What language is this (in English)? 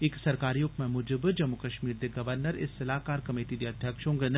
Dogri